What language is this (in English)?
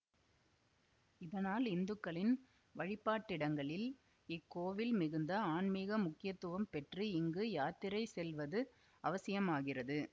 Tamil